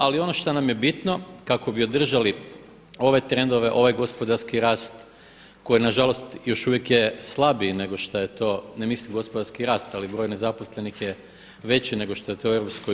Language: Croatian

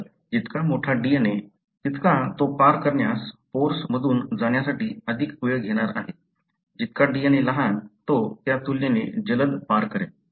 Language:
Marathi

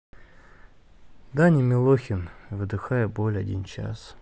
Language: Russian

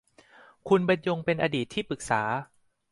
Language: Thai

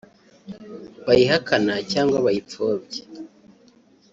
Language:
Kinyarwanda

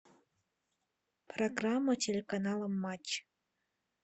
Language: Russian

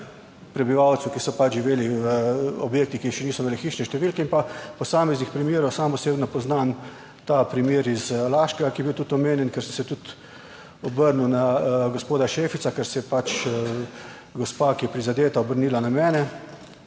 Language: Slovenian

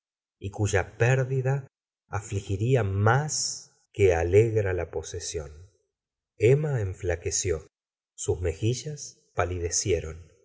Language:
Spanish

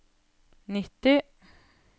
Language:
Norwegian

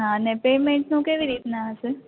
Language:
Gujarati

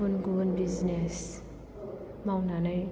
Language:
Bodo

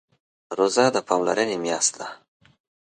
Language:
Pashto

